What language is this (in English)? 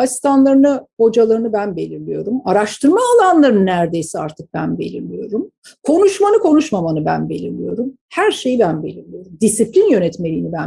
Turkish